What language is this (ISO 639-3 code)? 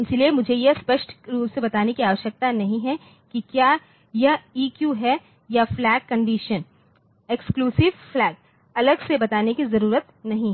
hin